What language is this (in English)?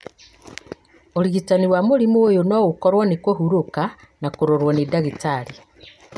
Kikuyu